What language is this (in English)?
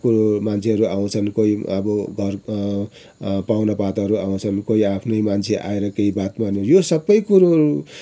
Nepali